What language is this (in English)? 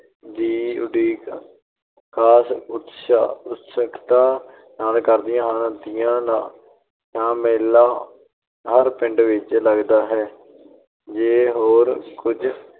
Punjabi